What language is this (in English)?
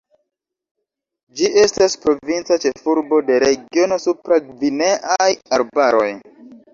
Esperanto